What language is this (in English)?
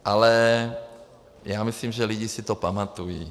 Czech